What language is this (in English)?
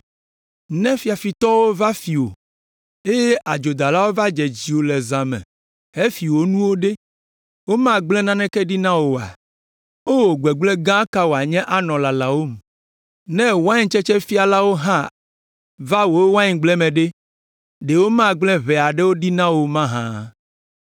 Ewe